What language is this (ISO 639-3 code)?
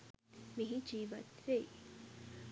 sin